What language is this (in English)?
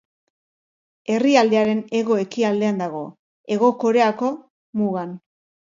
Basque